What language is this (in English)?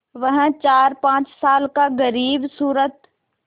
Hindi